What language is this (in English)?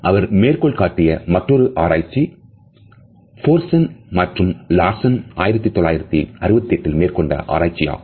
Tamil